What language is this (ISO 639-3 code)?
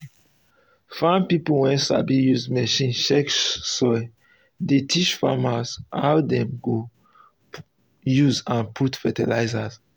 pcm